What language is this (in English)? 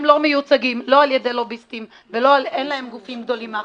Hebrew